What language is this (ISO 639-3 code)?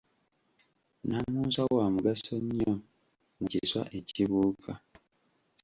lug